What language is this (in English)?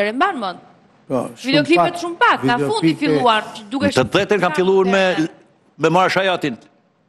Romanian